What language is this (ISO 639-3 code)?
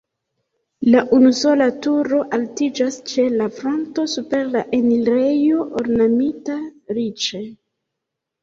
epo